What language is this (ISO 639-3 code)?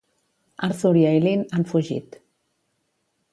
cat